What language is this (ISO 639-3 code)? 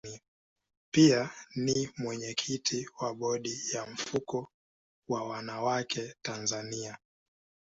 swa